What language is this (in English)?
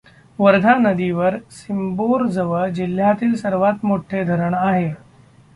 Marathi